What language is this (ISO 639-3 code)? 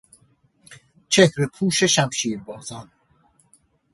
fas